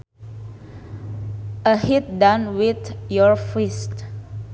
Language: Sundanese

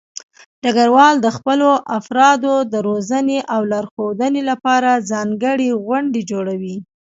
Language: Pashto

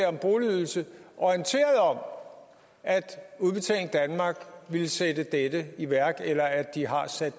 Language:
Danish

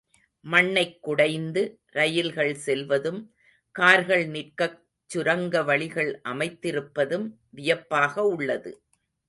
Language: Tamil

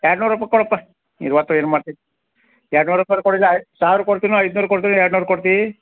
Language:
Kannada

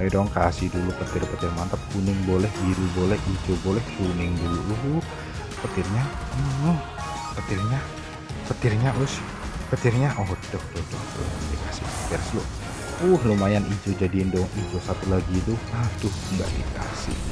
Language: Indonesian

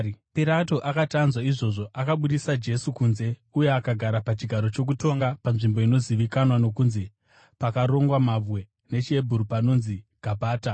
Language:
Shona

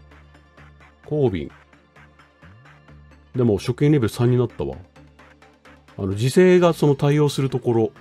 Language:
Japanese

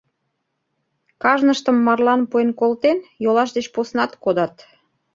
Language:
Mari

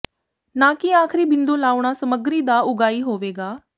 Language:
Punjabi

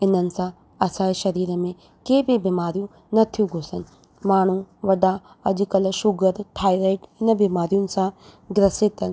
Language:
Sindhi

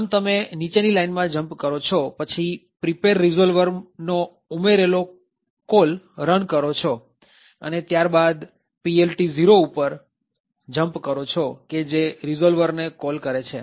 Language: Gujarati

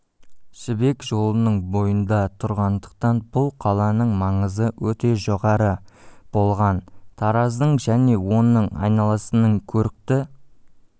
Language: Kazakh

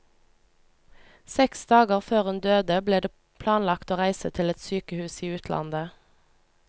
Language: Norwegian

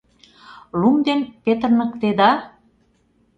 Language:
Mari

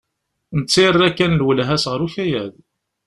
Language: Kabyle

